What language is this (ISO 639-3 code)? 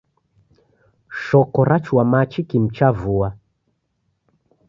dav